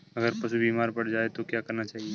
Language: Hindi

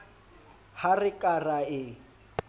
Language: Southern Sotho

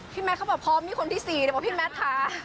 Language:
Thai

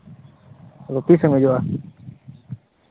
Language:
Santali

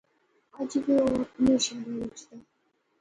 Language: Pahari-Potwari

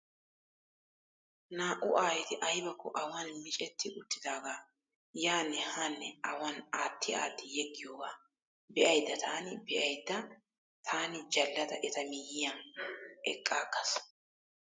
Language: Wolaytta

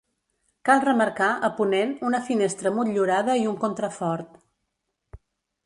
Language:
Catalan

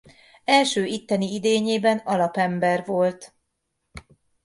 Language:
Hungarian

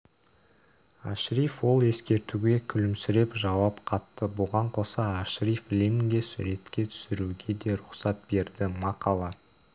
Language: Kazakh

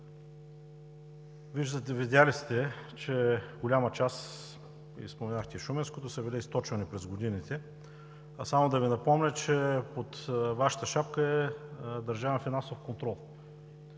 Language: Bulgarian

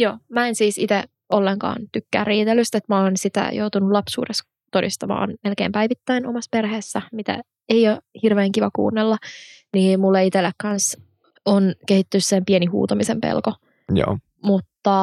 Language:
Finnish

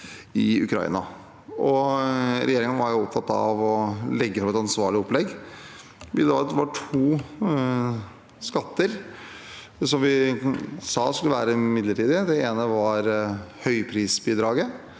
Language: Norwegian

